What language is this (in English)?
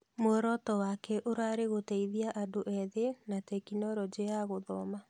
Kikuyu